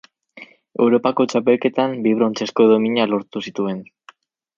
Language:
Basque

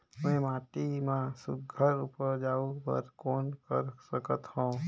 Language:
Chhattisgarhi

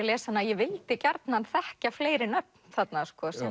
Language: Icelandic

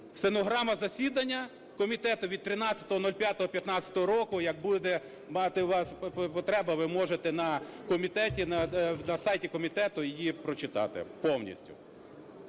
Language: Ukrainian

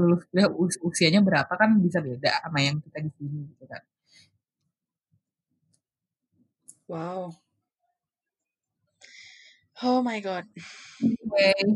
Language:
Indonesian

